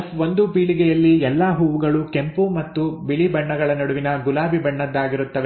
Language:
Kannada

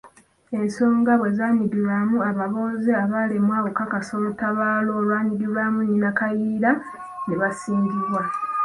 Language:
Ganda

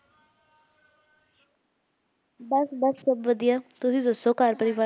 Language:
Punjabi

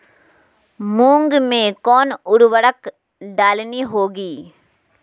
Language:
Magahi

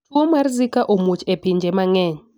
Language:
Luo (Kenya and Tanzania)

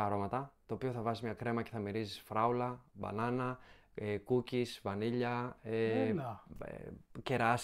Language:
Greek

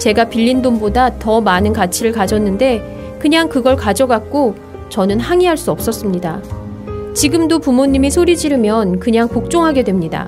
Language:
Korean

